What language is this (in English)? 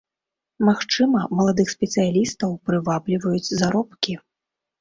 Belarusian